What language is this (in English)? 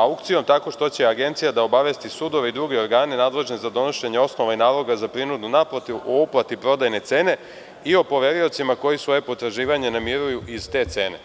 Serbian